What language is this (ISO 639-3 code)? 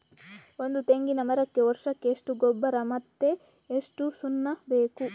kan